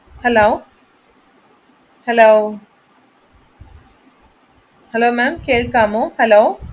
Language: Malayalam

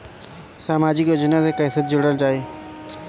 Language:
Bhojpuri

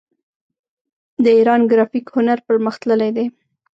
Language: Pashto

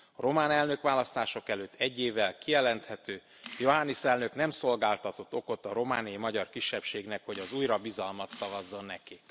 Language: Hungarian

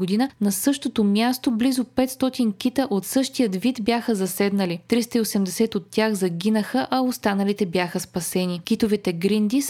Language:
Bulgarian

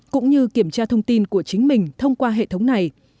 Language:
Vietnamese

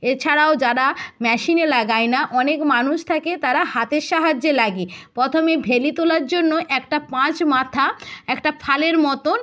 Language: Bangla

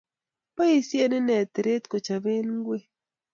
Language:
Kalenjin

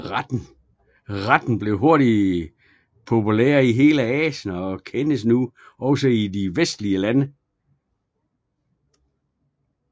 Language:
Danish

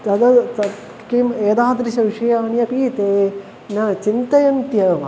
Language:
Sanskrit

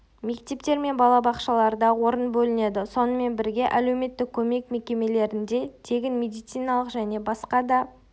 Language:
Kazakh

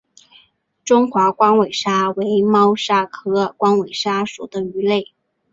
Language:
Chinese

